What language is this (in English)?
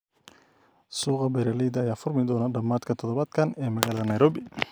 Somali